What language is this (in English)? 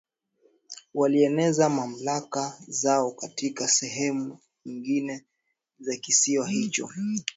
Swahili